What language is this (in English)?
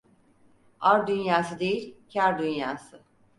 Turkish